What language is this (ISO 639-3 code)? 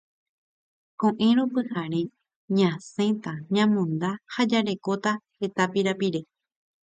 grn